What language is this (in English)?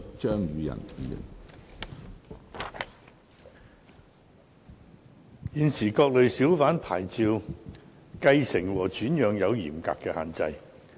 Cantonese